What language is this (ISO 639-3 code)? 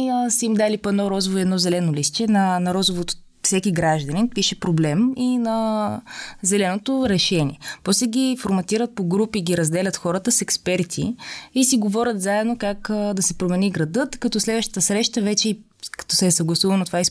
bul